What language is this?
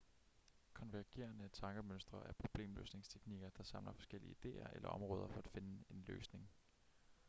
Danish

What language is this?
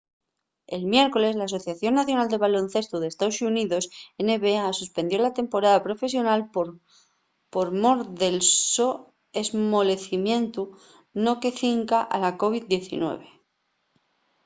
Asturian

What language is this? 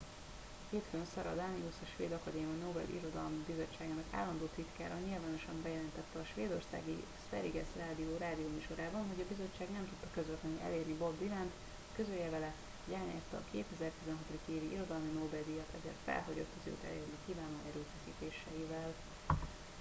Hungarian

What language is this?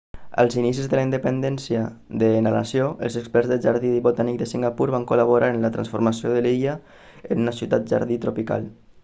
Catalan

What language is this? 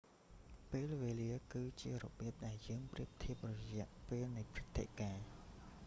Khmer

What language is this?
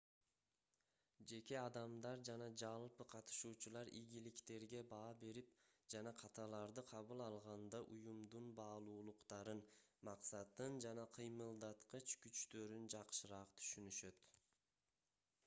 Kyrgyz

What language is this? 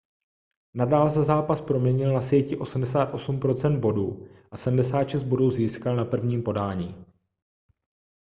Czech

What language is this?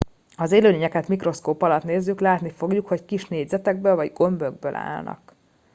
Hungarian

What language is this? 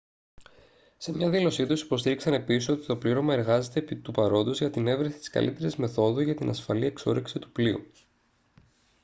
Greek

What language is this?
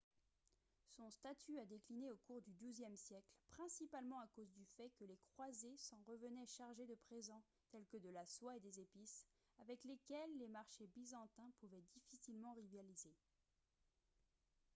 French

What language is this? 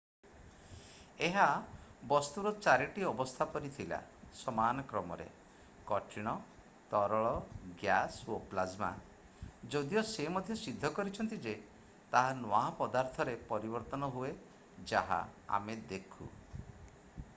Odia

